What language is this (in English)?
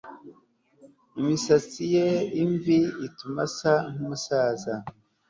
Kinyarwanda